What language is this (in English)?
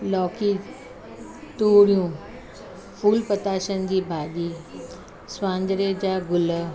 Sindhi